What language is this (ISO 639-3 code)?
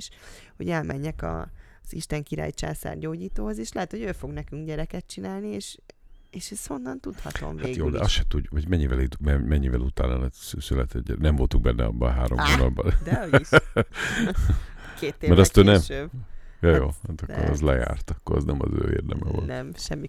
hun